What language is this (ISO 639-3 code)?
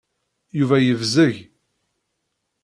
kab